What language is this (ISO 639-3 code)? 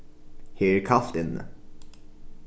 fao